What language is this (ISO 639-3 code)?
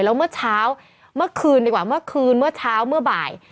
tha